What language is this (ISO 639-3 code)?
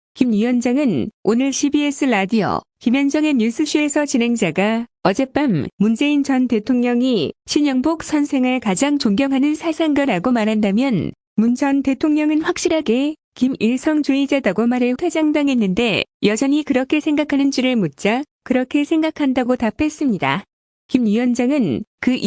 kor